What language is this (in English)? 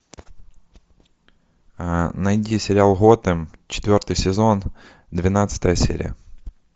Russian